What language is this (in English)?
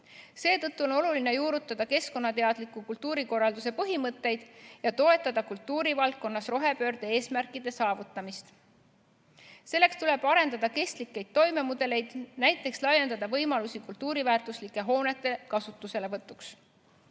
Estonian